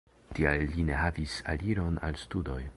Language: Esperanto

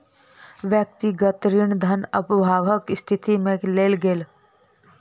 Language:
Maithili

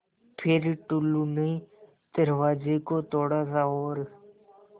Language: Hindi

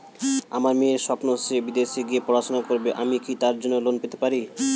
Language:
Bangla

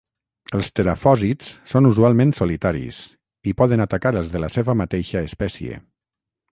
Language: Catalan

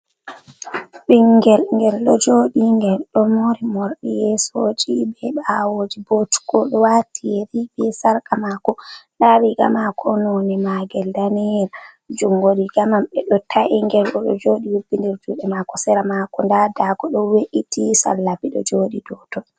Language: Fula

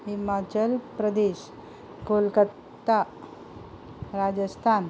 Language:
Konkani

